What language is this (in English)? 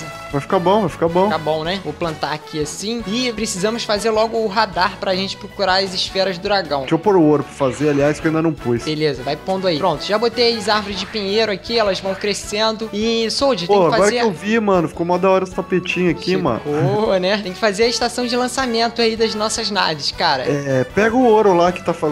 Portuguese